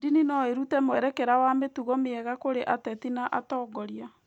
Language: Kikuyu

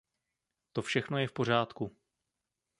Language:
Czech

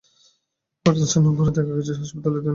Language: Bangla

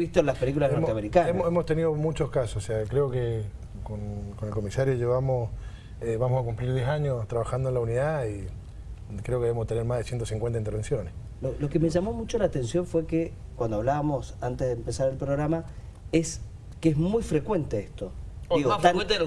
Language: Spanish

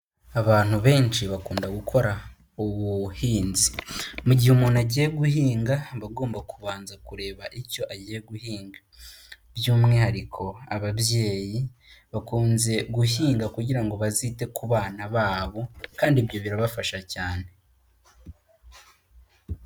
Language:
Kinyarwanda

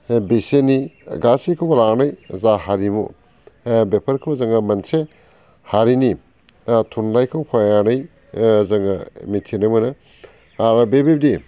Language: Bodo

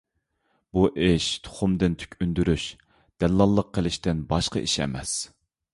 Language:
Uyghur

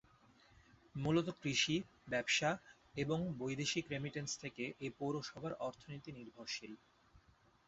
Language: Bangla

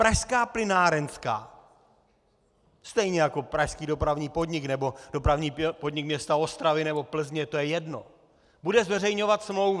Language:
Czech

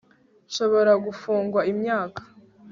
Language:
Kinyarwanda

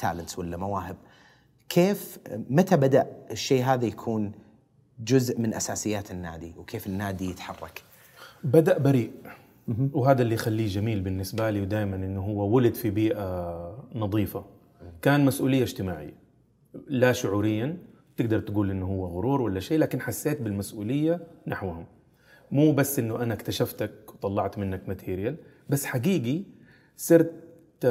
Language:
Arabic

